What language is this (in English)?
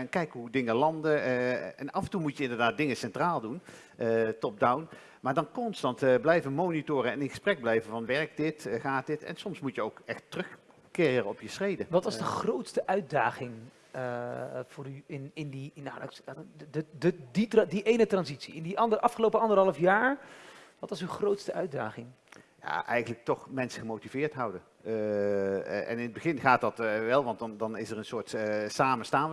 Dutch